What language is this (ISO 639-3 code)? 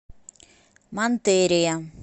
rus